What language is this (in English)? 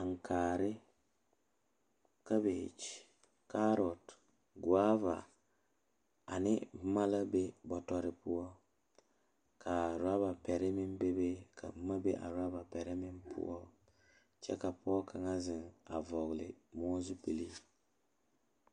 Southern Dagaare